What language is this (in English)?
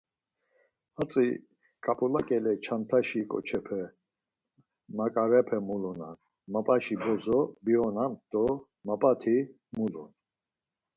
Laz